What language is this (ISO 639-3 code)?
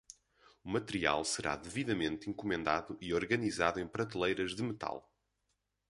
por